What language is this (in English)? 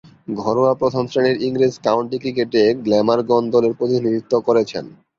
Bangla